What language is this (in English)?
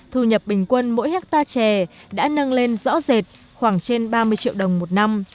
Vietnamese